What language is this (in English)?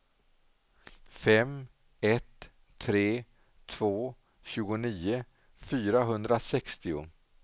Swedish